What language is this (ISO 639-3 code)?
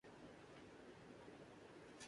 urd